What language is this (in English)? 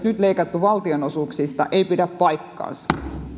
Finnish